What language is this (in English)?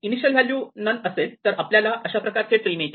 Marathi